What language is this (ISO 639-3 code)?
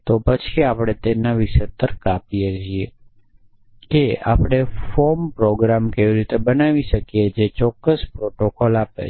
guj